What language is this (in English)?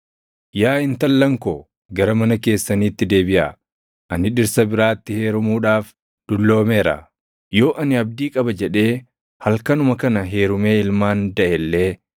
Oromo